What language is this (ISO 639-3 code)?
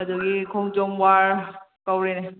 mni